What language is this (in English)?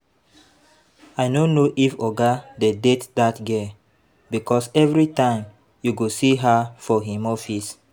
Nigerian Pidgin